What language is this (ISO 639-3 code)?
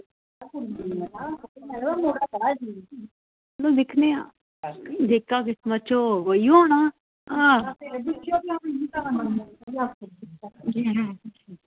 doi